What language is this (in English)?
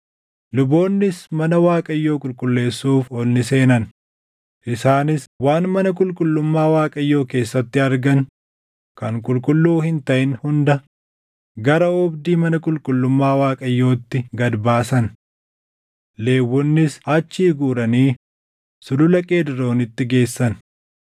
Oromo